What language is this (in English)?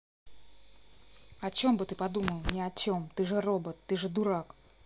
Russian